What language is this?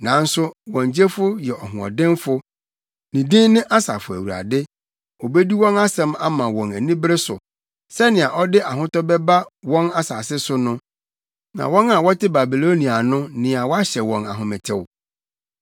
Akan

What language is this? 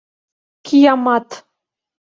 Mari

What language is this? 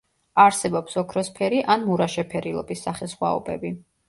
Georgian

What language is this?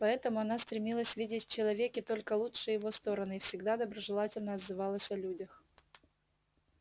Russian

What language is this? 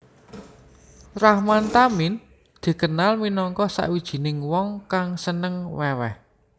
Javanese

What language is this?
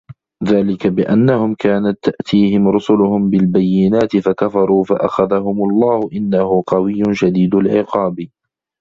Arabic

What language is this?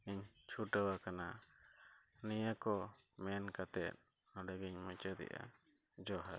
Santali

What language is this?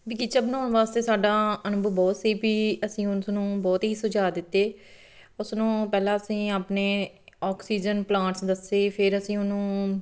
Punjabi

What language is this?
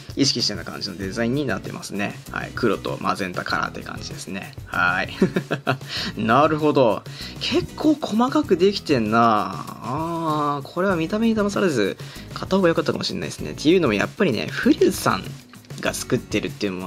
Japanese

